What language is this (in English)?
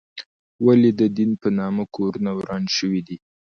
Pashto